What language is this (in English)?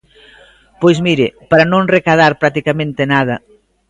Galician